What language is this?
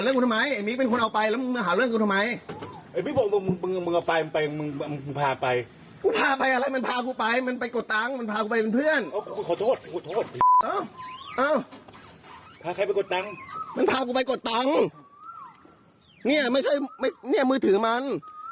Thai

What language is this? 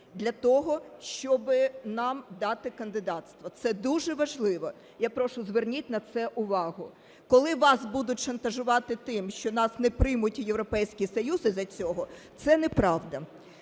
Ukrainian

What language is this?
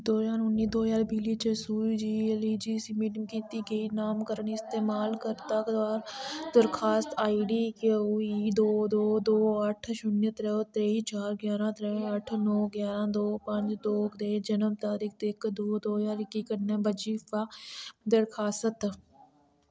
Dogri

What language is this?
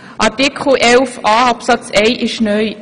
Swiss German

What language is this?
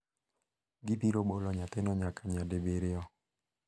Luo (Kenya and Tanzania)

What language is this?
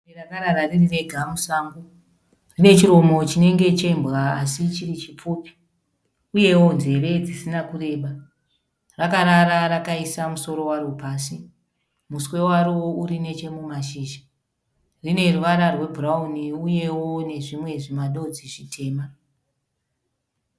Shona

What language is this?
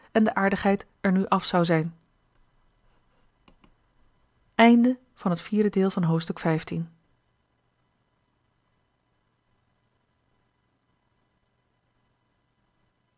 Dutch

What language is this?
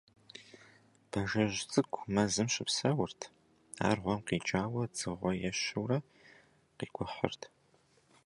Kabardian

